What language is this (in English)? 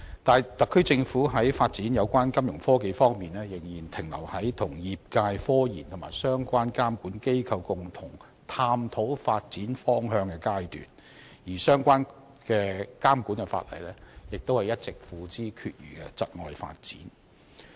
Cantonese